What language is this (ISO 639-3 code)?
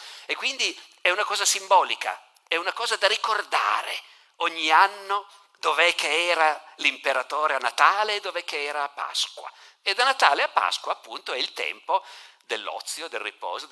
ita